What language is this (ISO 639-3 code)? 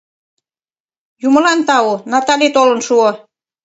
chm